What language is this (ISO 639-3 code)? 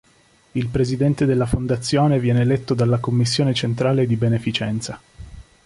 ita